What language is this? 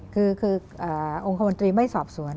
Thai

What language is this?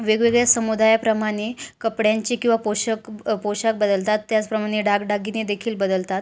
Marathi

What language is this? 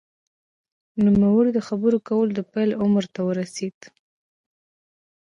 Pashto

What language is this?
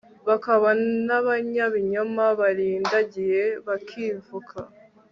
Kinyarwanda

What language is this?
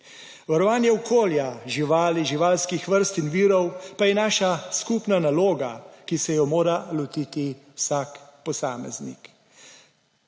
Slovenian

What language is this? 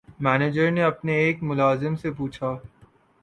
Urdu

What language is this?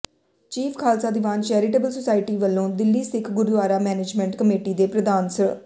Punjabi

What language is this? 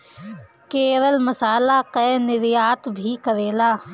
Bhojpuri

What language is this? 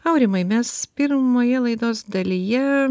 Lithuanian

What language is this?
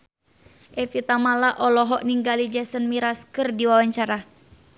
Sundanese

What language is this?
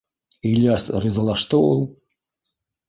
Bashkir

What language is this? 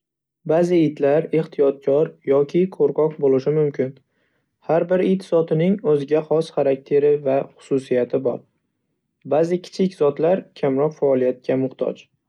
Uzbek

